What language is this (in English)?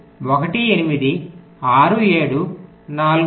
Telugu